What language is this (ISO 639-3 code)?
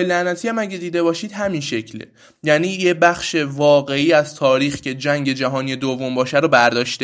fas